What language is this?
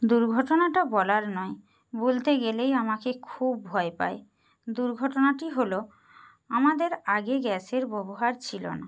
Bangla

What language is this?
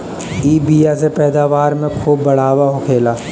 Bhojpuri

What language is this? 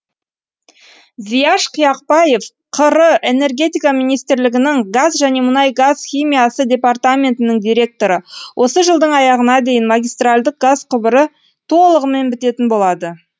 Kazakh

